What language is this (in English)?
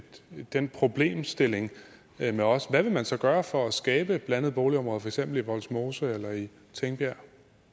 Danish